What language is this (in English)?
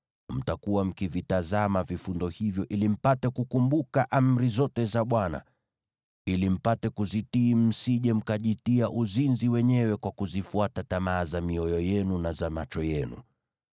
Swahili